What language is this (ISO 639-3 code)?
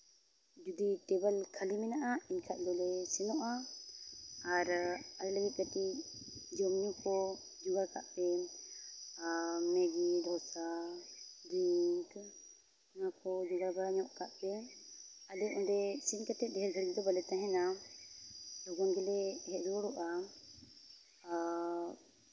sat